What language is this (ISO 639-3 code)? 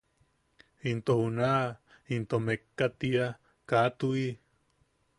yaq